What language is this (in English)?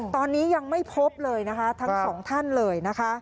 Thai